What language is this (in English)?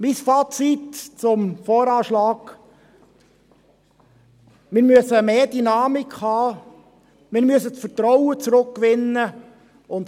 Swiss German